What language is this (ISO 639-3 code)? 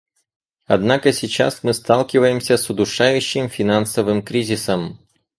rus